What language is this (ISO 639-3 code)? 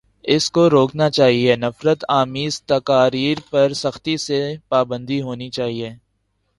urd